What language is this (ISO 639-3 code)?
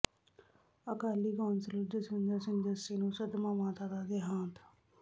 pan